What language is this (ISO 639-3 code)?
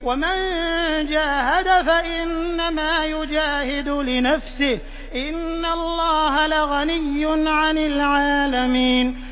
ara